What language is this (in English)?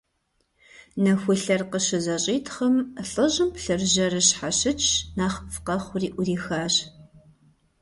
Kabardian